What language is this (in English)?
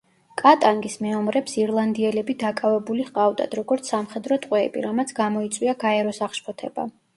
Georgian